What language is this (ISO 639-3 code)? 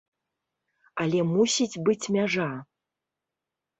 bel